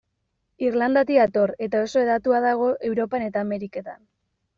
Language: Basque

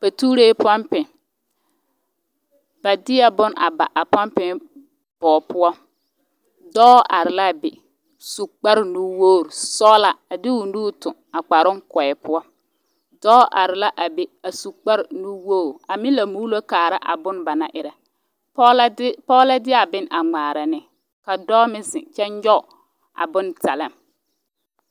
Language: Southern Dagaare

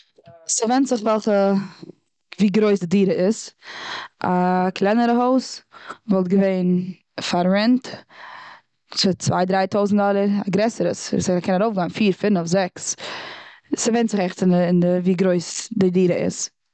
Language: Yiddish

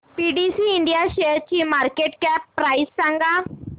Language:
Marathi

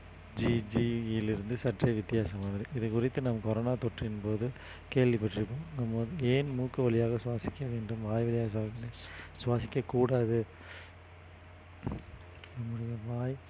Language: Tamil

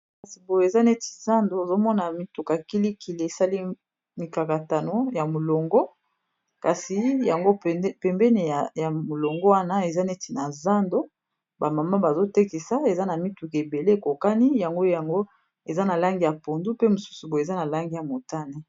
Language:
Lingala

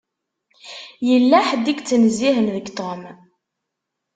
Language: Kabyle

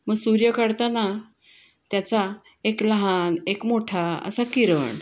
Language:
Marathi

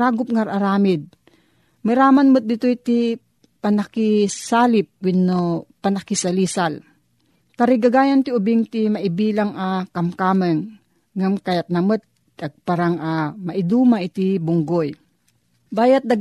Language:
Filipino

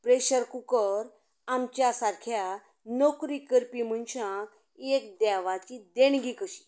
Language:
Konkani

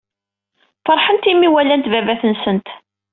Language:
Kabyle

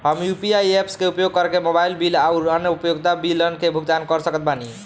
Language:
Bhojpuri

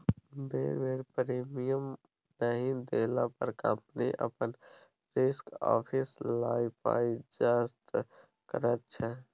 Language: Maithili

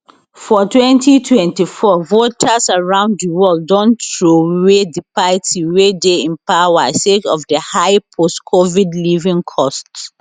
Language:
Nigerian Pidgin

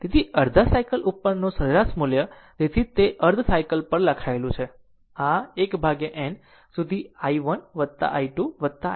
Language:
Gujarati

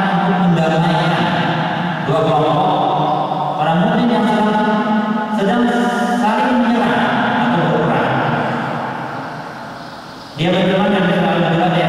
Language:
Indonesian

